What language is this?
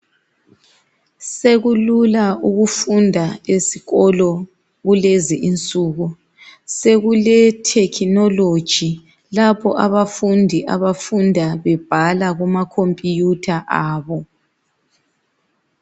North Ndebele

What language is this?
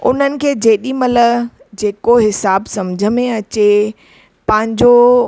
Sindhi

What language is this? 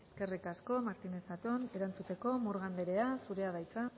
Basque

